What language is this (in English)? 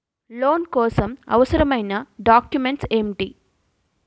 Telugu